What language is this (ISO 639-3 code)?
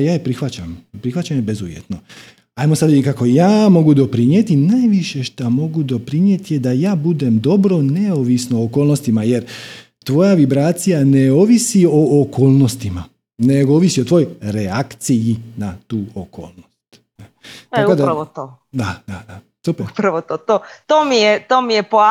hrv